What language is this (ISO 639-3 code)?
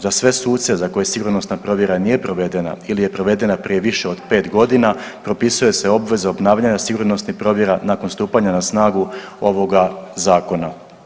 hrv